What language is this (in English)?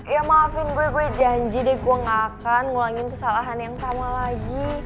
Indonesian